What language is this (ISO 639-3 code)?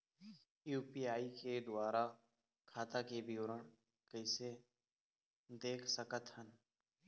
hne